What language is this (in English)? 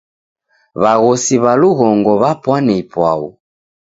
Taita